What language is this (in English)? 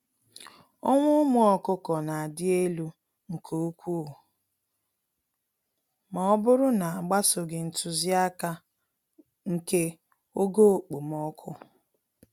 Igbo